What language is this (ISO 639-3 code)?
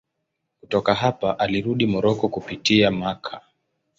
swa